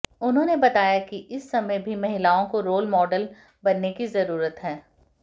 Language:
Hindi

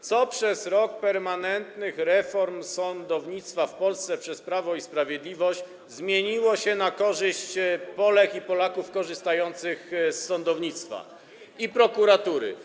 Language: Polish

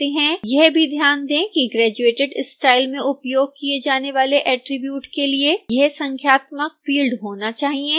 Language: Hindi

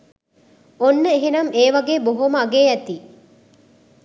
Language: Sinhala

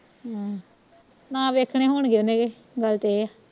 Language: Punjabi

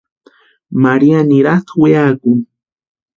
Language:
Western Highland Purepecha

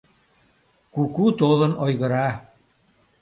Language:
Mari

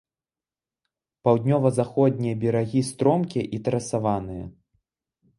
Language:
Belarusian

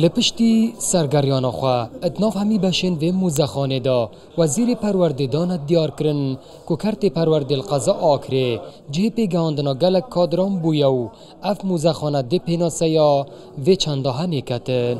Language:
Persian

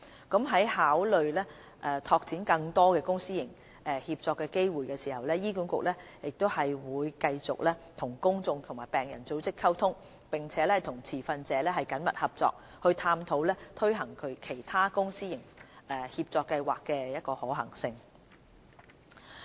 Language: Cantonese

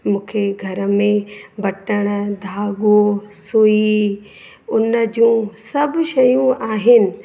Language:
Sindhi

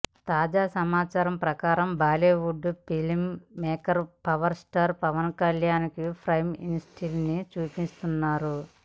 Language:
Telugu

